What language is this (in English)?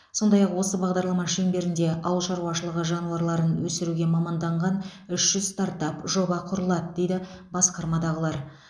Kazakh